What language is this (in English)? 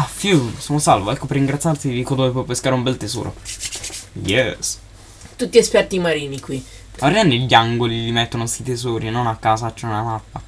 Italian